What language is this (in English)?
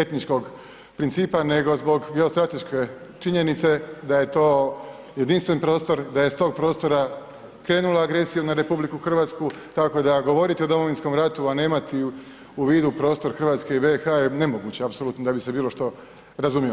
Croatian